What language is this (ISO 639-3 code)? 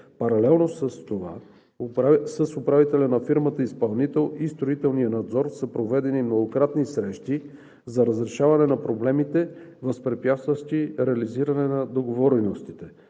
bul